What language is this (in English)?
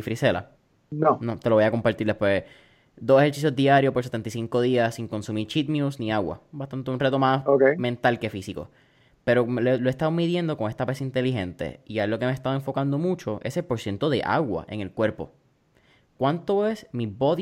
Spanish